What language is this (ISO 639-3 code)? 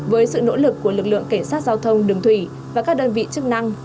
vie